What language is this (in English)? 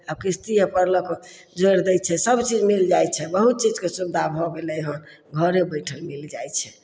Maithili